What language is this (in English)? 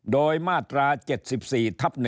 Thai